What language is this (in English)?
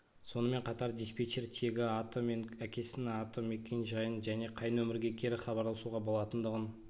Kazakh